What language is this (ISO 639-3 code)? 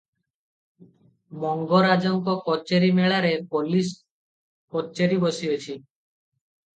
ori